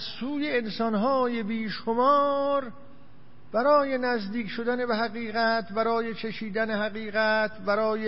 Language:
Persian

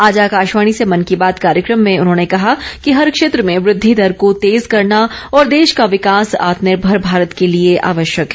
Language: Hindi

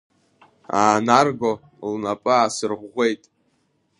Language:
Abkhazian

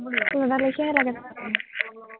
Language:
Assamese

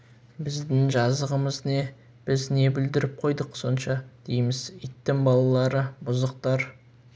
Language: Kazakh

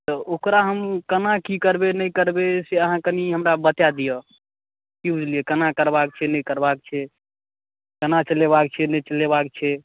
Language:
Maithili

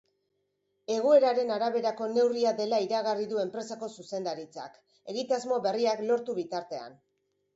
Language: Basque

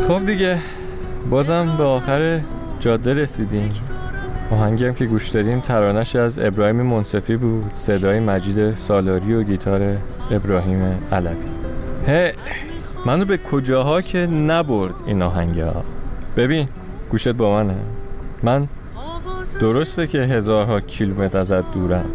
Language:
Persian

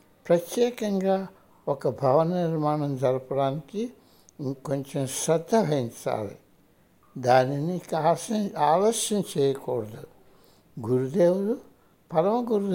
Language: Hindi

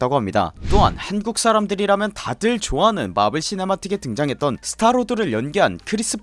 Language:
Korean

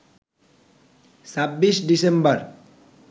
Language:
Bangla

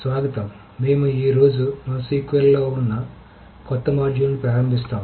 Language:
Telugu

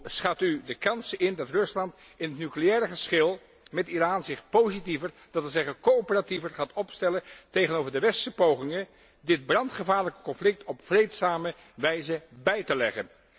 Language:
Dutch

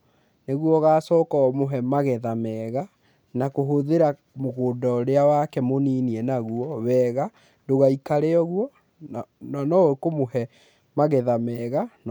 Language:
Kikuyu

